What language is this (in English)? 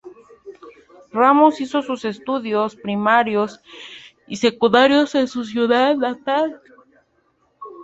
Spanish